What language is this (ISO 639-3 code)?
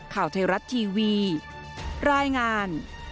tha